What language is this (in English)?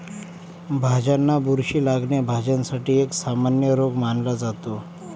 Marathi